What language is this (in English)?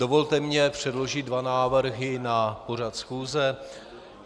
Czech